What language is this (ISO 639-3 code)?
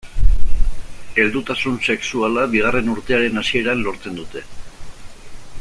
eus